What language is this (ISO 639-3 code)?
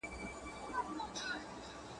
pus